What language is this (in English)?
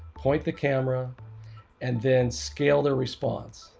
English